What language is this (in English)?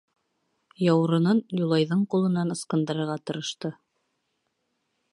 Bashkir